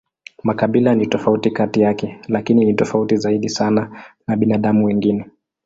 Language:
Swahili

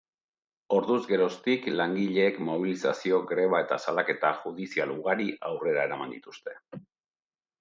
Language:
Basque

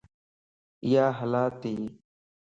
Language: Lasi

